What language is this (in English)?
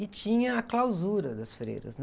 Portuguese